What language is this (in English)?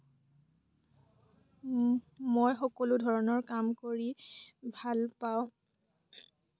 Assamese